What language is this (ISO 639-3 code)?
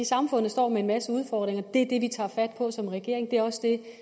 dan